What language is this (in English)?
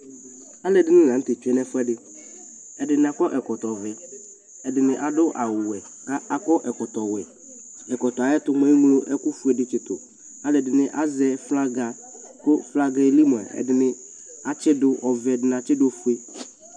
Ikposo